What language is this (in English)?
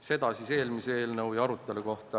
Estonian